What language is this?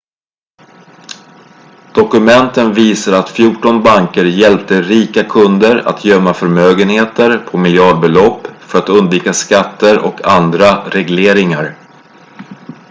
Swedish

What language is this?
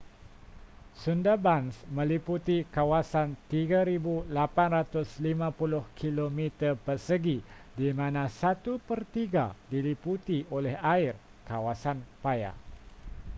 Malay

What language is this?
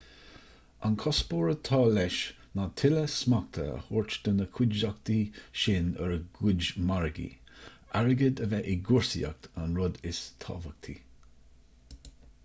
Irish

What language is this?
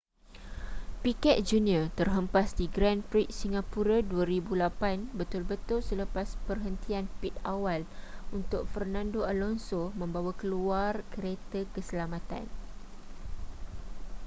Malay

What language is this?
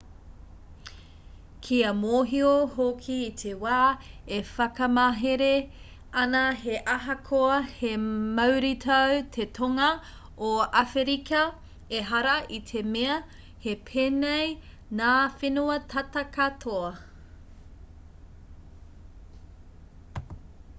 Māori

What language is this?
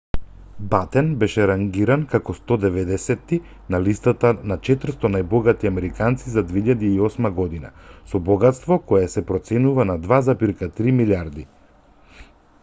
Macedonian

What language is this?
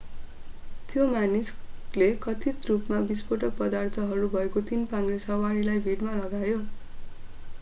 Nepali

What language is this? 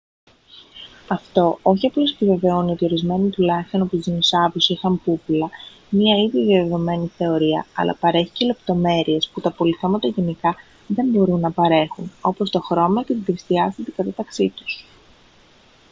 Greek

